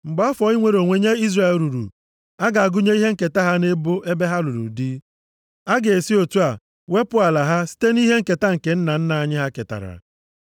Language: Igbo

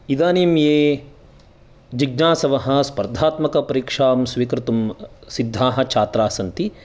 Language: Sanskrit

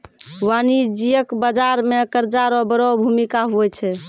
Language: Maithili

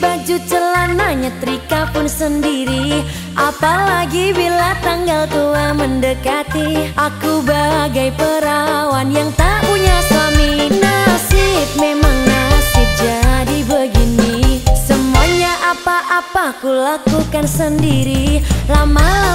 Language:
Indonesian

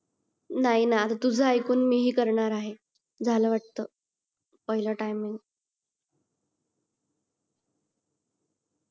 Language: Marathi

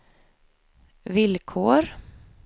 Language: Swedish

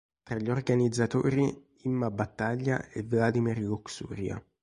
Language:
Italian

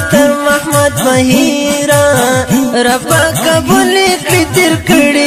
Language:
Arabic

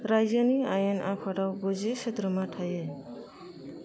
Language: Bodo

